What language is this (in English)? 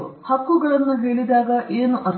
Kannada